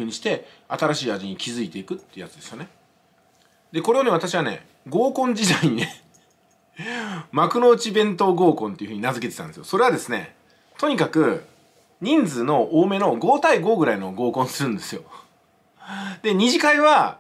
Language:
Japanese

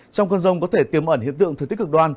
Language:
Vietnamese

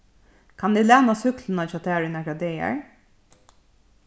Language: Faroese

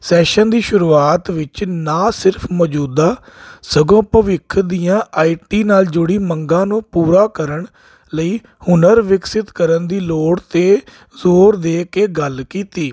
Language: Punjabi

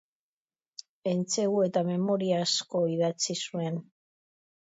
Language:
Basque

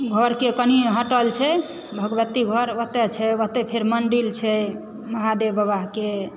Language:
Maithili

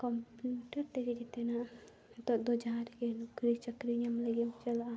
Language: Santali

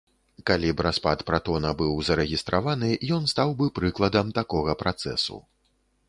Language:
Belarusian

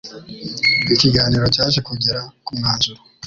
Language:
Kinyarwanda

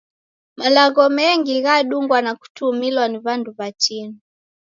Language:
Taita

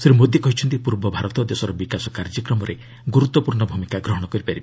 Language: Odia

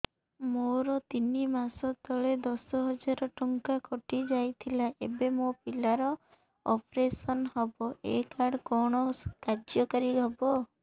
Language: Odia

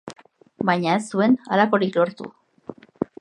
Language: Basque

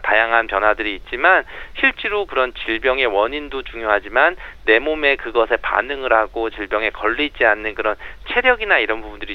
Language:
Korean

